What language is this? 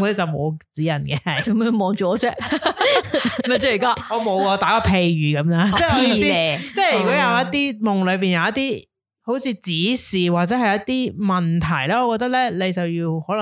Chinese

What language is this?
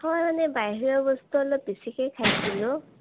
Assamese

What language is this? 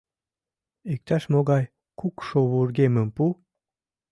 Mari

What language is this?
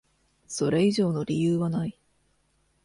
Japanese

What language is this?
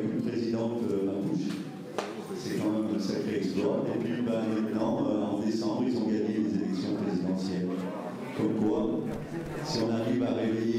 French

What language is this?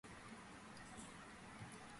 Georgian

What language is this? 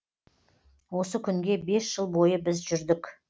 Kazakh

